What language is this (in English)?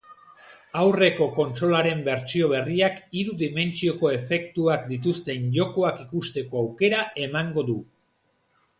Basque